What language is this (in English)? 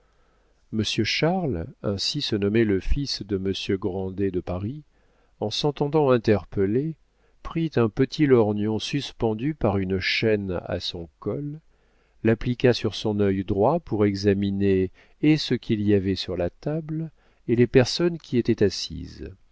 French